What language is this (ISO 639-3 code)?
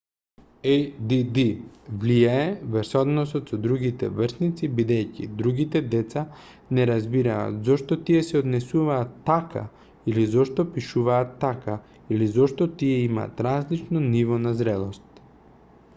mkd